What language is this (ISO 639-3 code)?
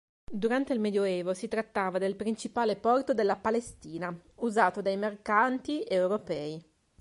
ita